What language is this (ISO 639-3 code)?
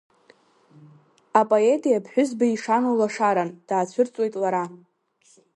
abk